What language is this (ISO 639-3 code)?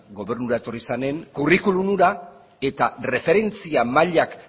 eus